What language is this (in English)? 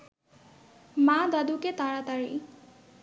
Bangla